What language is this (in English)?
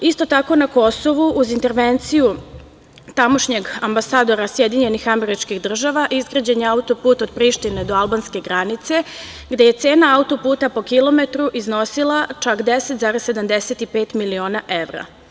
Serbian